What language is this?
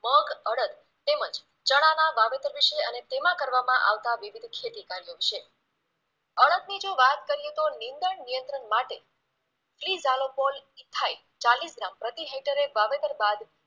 Gujarati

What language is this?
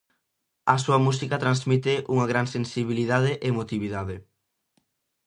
Galician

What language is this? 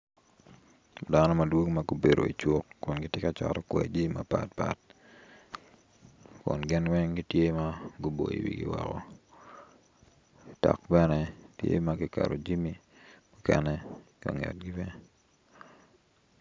Acoli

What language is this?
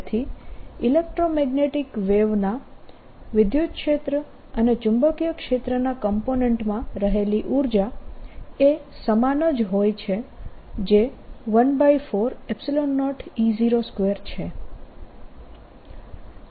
Gujarati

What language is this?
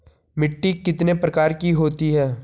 Hindi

